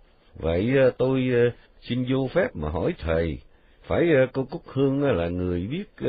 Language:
Vietnamese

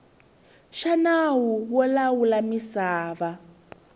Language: Tsonga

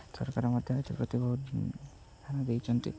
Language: Odia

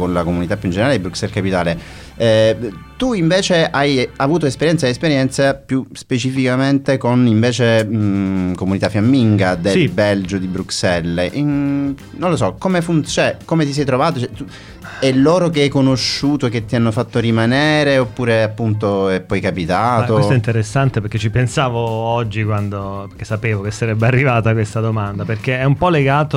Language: Italian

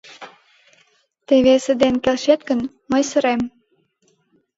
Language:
Mari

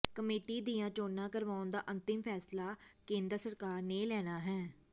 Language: Punjabi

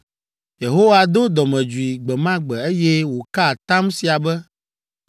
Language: Ewe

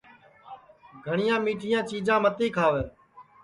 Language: Sansi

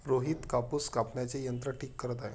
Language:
Marathi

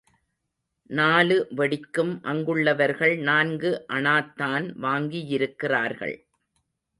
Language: Tamil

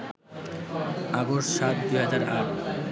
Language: Bangla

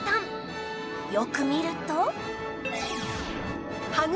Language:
Japanese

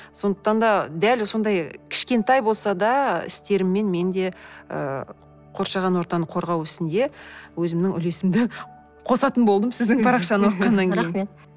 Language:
Kazakh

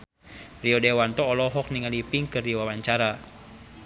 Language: Sundanese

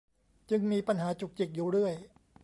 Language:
Thai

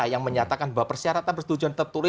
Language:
Indonesian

